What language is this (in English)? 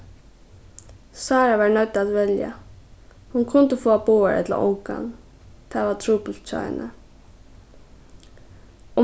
Faroese